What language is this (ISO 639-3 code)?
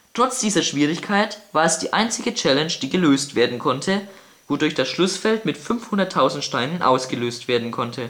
deu